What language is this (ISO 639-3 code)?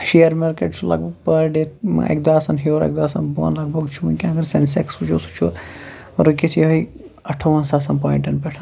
kas